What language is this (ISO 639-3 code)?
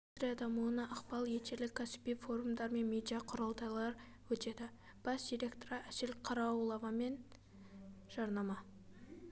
kaz